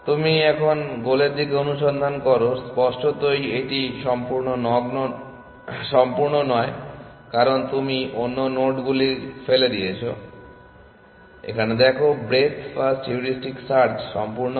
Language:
Bangla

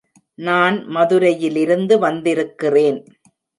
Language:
Tamil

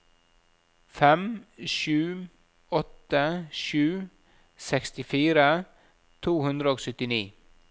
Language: Norwegian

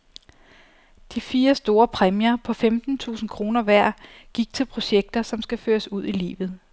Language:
Danish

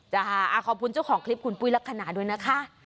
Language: Thai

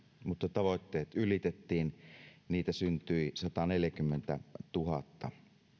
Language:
Finnish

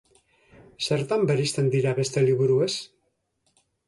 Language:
Basque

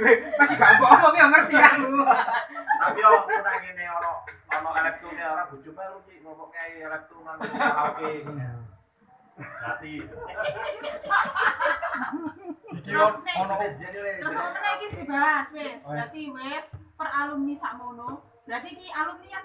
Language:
Indonesian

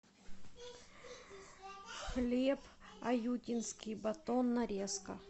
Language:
Russian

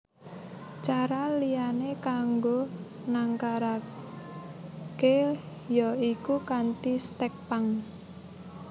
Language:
Javanese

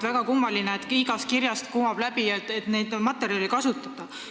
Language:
Estonian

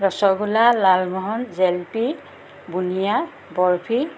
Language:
Assamese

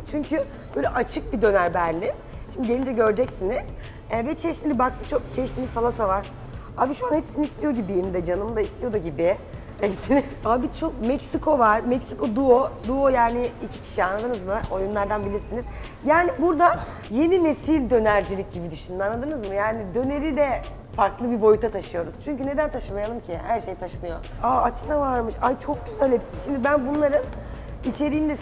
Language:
Turkish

